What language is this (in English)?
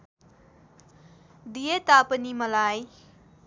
Nepali